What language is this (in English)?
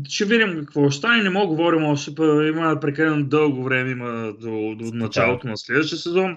Bulgarian